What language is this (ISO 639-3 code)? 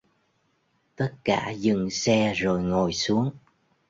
vie